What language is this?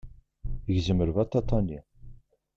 Kabyle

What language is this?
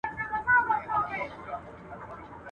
Pashto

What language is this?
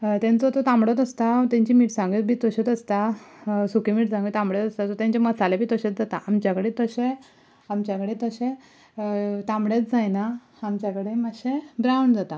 Konkani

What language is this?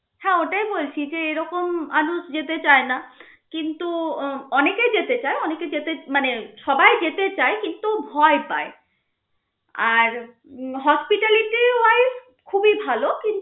Bangla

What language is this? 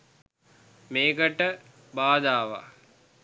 Sinhala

